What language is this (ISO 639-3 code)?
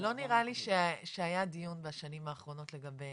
heb